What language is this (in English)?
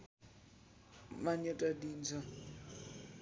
Nepali